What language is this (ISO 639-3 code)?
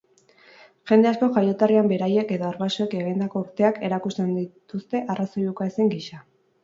eus